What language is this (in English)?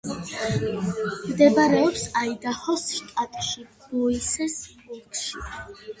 Georgian